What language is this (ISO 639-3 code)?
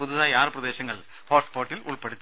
mal